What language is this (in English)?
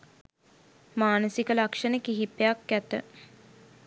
Sinhala